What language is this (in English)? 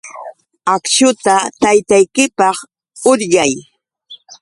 Yauyos Quechua